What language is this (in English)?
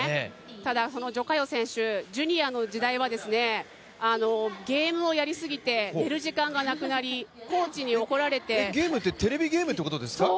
Japanese